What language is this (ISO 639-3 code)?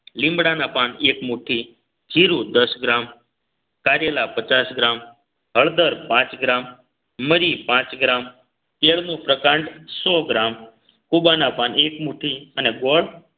guj